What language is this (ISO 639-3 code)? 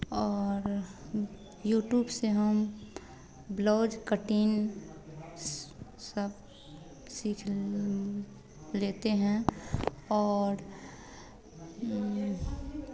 hin